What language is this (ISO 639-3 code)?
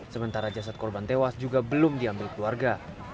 ind